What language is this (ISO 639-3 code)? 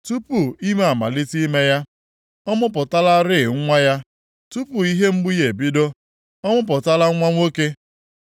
ibo